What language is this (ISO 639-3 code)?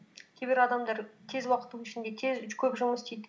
kaz